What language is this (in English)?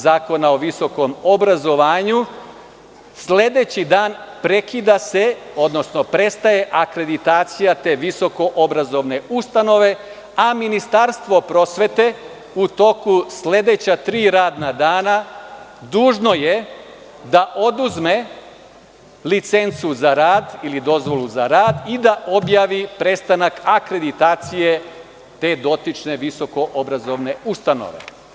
Serbian